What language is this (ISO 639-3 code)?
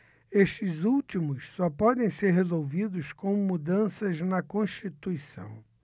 por